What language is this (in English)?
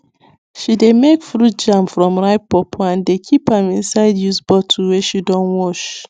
Nigerian Pidgin